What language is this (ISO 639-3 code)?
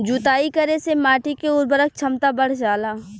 bho